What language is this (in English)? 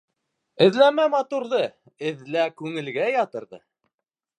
Bashkir